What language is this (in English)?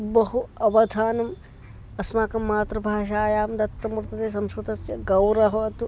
Sanskrit